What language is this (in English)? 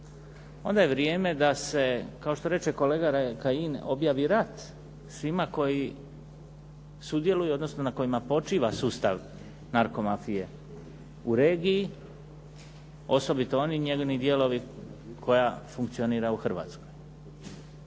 Croatian